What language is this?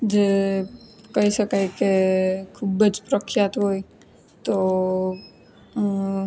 Gujarati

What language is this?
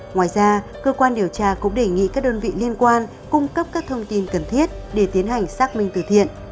Vietnamese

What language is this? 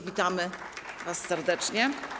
Polish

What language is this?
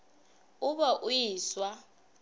Northern Sotho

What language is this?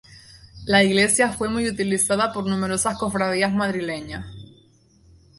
Spanish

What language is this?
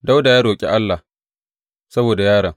Hausa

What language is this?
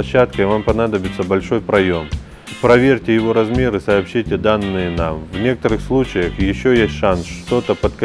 Russian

